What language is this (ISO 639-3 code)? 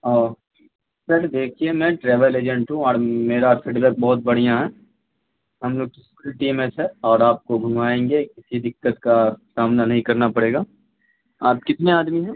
urd